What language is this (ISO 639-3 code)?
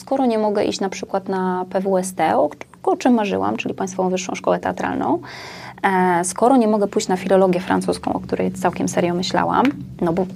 pol